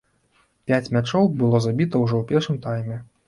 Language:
Belarusian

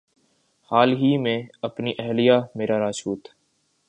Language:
Urdu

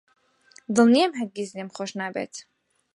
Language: Central Kurdish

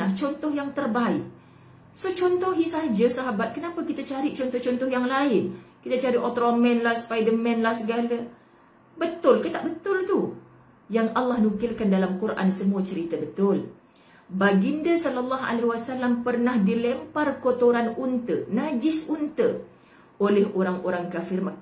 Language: Malay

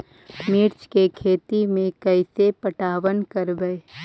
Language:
Magahi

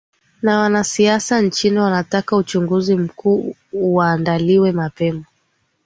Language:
Swahili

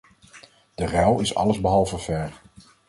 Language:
Dutch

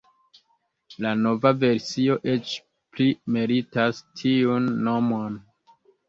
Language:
Esperanto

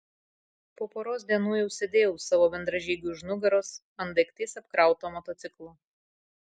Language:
Lithuanian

